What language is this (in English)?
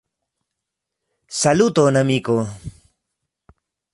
Esperanto